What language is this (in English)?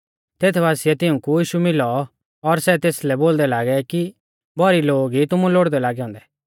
Mahasu Pahari